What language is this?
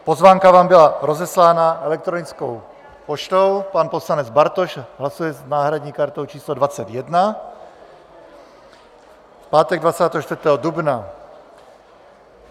Czech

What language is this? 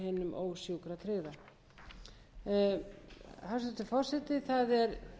Icelandic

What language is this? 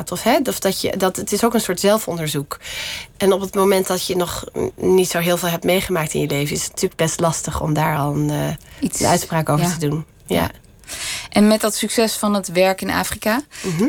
Dutch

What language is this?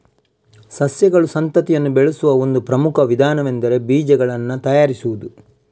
Kannada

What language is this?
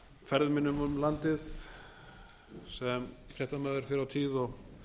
Icelandic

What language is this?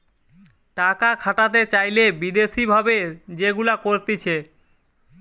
Bangla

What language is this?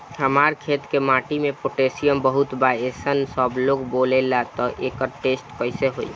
Bhojpuri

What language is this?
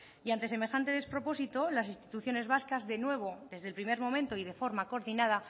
Spanish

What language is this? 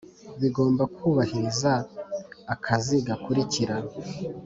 Kinyarwanda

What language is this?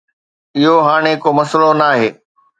Sindhi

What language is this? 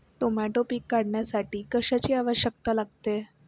Marathi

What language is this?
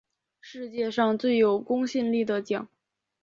Chinese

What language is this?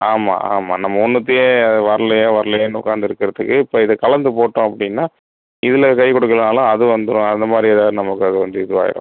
Tamil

